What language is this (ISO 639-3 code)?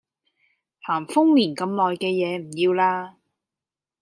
yue